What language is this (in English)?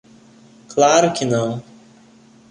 Portuguese